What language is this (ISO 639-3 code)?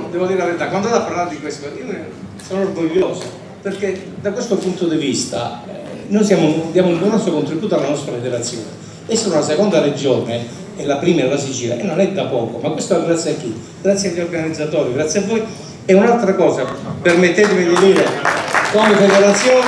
ita